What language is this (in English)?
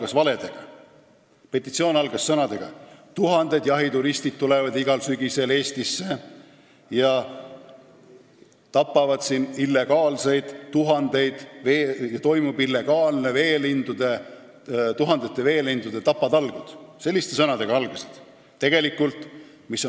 Estonian